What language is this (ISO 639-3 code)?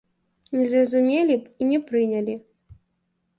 bel